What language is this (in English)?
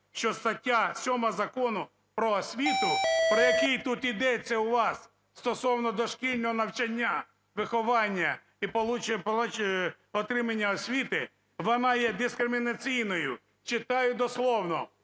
Ukrainian